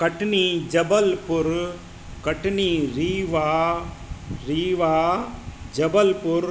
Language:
Sindhi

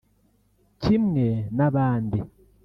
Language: Kinyarwanda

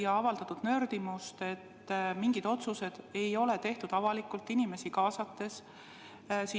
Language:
Estonian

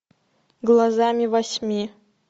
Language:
Russian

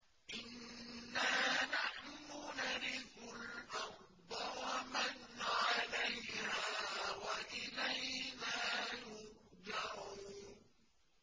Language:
Arabic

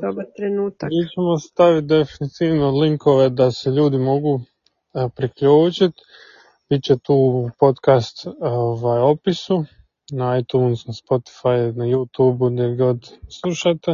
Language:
Croatian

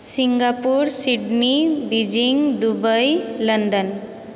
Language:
Maithili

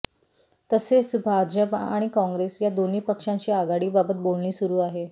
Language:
Marathi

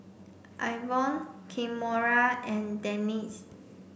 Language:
English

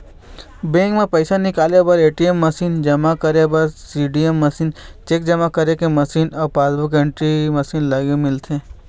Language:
Chhattisgarhi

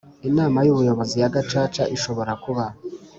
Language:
Kinyarwanda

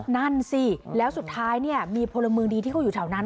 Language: Thai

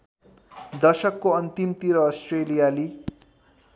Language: Nepali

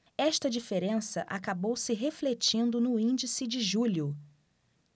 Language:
Portuguese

